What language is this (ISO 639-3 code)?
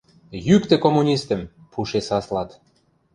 mrj